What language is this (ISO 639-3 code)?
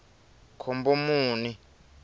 tso